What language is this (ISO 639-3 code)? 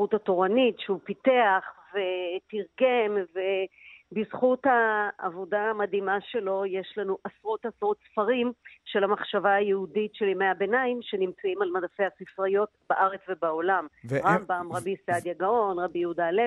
heb